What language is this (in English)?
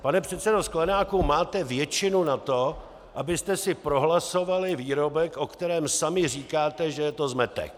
Czech